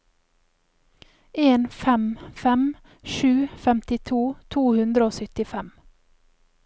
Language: Norwegian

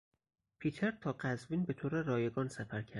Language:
Persian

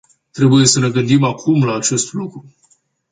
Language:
Romanian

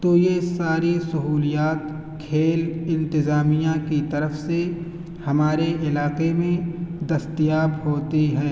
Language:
Urdu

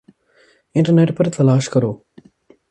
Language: Urdu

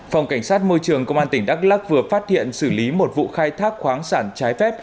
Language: Vietnamese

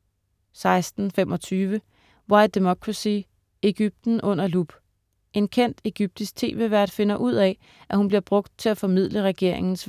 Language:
Danish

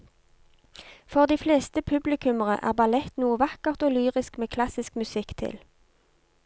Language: Norwegian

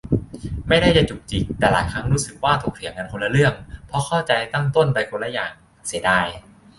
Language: Thai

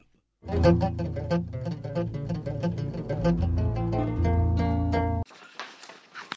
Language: Fula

